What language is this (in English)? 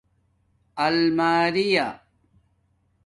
Domaaki